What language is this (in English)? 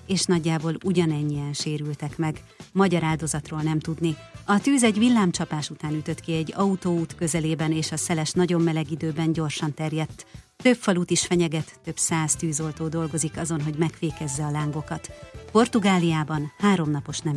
Hungarian